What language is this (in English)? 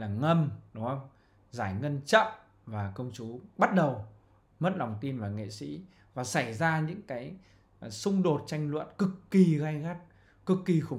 Vietnamese